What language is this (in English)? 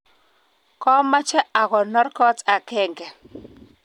Kalenjin